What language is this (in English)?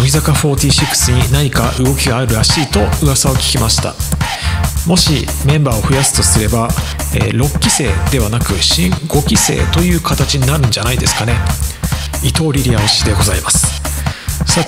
Japanese